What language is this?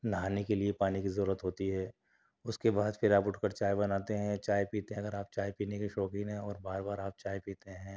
Urdu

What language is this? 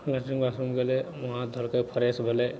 Maithili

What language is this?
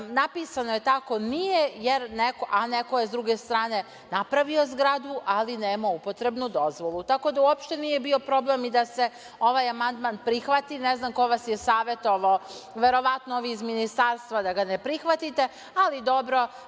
Serbian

